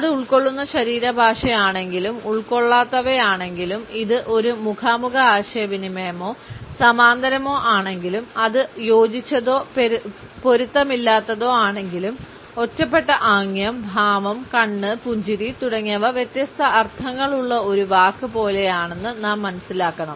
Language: Malayalam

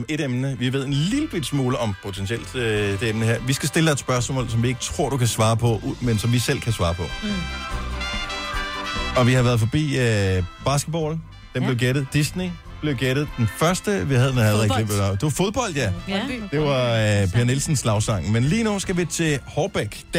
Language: Danish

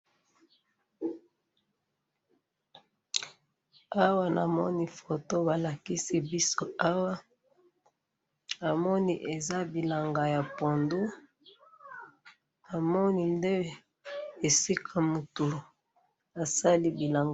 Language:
Lingala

